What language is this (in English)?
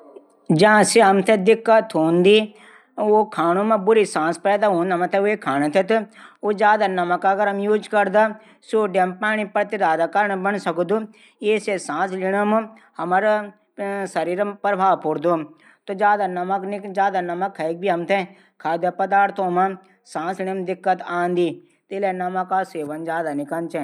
Garhwali